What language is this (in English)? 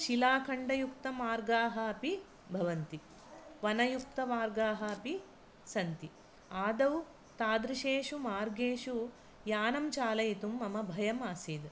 Sanskrit